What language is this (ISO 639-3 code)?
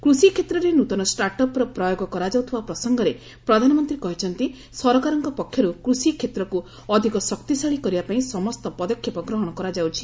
ori